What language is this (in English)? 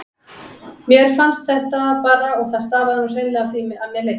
Icelandic